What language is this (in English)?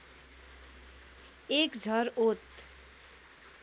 Nepali